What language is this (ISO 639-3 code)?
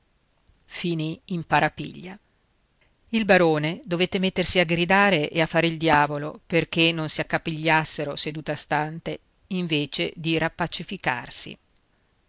ita